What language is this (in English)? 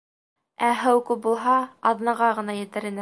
Bashkir